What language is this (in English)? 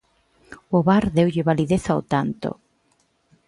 Galician